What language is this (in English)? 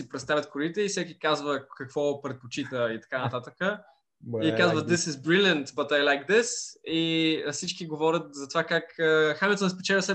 Bulgarian